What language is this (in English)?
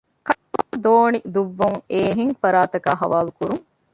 Divehi